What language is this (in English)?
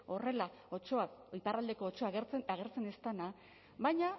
Basque